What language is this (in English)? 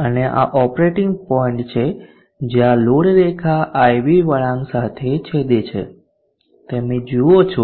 Gujarati